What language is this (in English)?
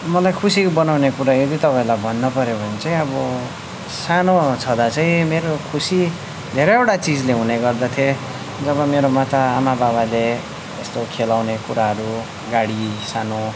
Nepali